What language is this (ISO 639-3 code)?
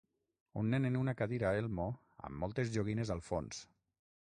cat